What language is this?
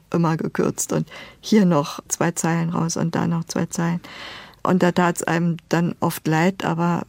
German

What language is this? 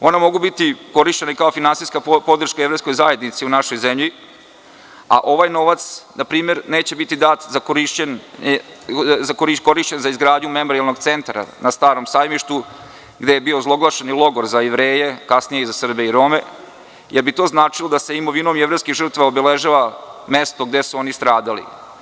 Serbian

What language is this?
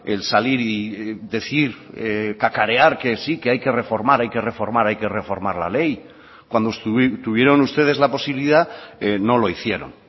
Spanish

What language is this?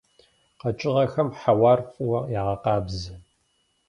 Kabardian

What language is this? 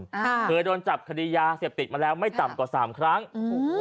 Thai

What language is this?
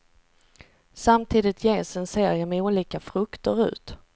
Swedish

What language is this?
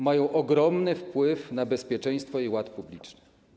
Polish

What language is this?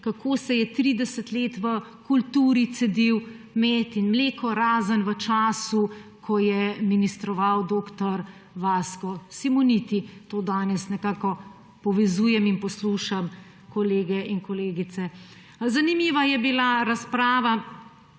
Slovenian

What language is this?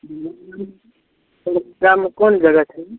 Maithili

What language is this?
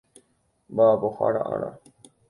Guarani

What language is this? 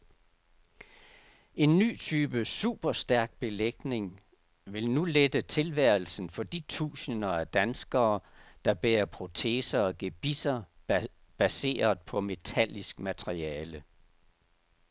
Danish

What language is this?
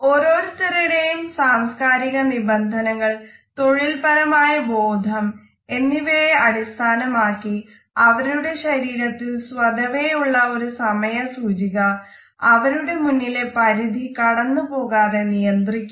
Malayalam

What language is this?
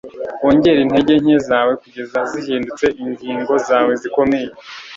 Kinyarwanda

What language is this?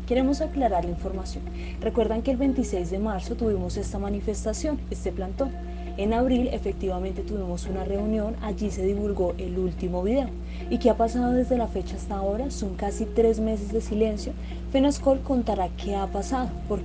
Spanish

